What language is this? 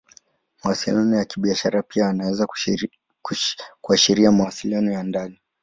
Swahili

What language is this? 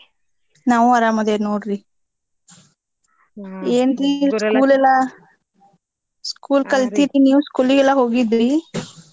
Kannada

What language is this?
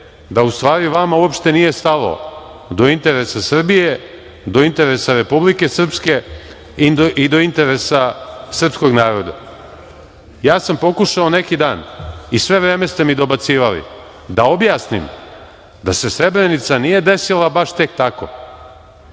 Serbian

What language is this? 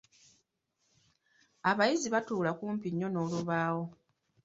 Ganda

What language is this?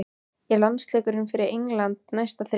Icelandic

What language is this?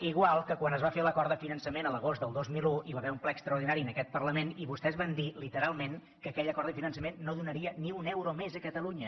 Catalan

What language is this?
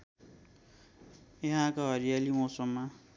Nepali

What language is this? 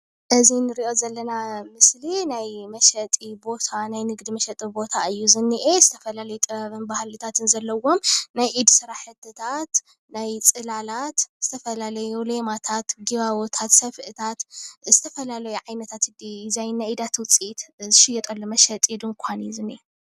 Tigrinya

